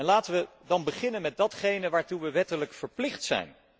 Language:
Dutch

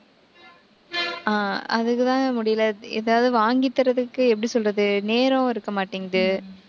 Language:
Tamil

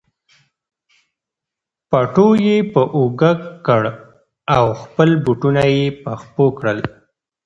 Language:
Pashto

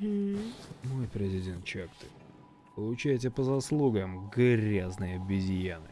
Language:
Russian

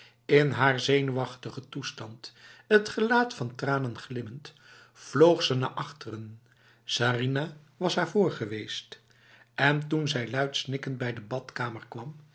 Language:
Dutch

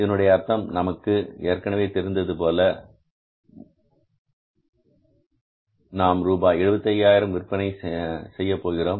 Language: Tamil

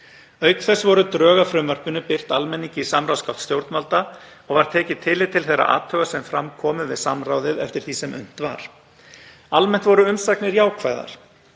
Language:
Icelandic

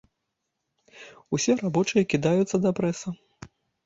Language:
Belarusian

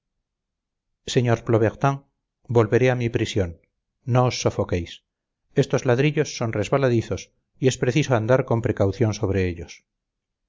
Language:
Spanish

